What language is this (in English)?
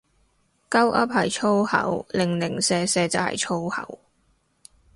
Cantonese